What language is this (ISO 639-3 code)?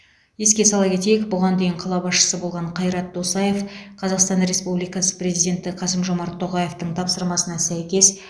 kaz